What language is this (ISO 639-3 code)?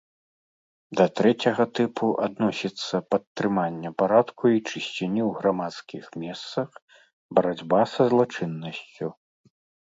bel